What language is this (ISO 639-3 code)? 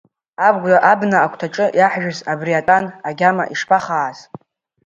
abk